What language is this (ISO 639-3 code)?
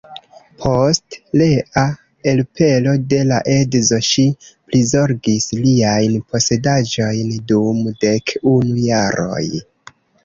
epo